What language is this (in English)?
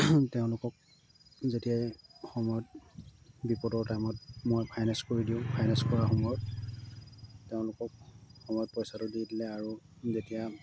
Assamese